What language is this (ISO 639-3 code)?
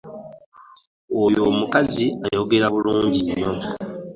lug